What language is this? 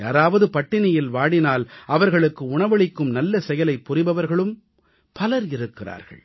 Tamil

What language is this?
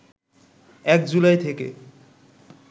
Bangla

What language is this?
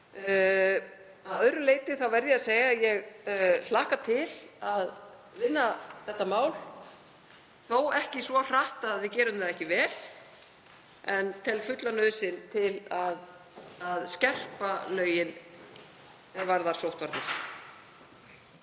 Icelandic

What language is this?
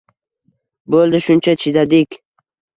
Uzbek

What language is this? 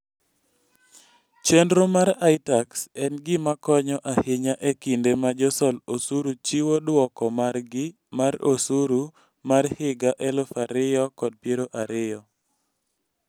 Luo (Kenya and Tanzania)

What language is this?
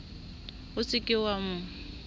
Southern Sotho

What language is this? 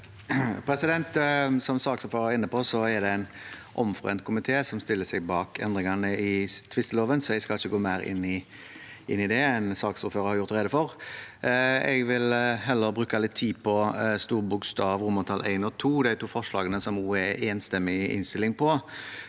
Norwegian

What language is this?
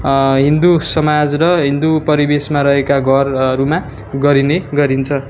Nepali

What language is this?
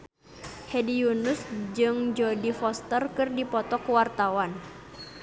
Sundanese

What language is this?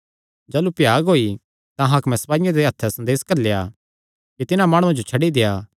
Kangri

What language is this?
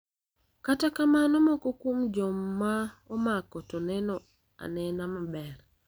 Luo (Kenya and Tanzania)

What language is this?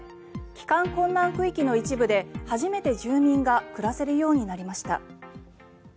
Japanese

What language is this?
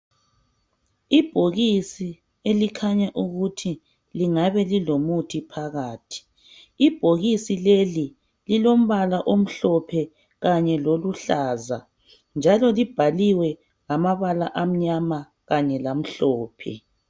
North Ndebele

